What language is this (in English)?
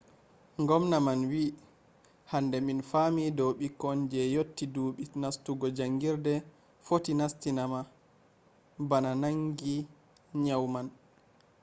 Fula